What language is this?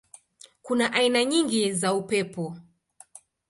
Swahili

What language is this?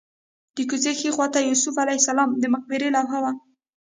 Pashto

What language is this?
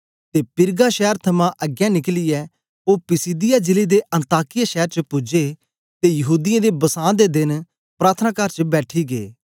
Dogri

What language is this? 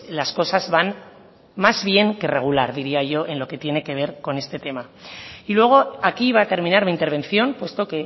Spanish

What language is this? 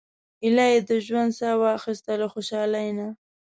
Pashto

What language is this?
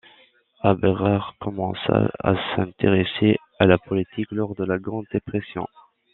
French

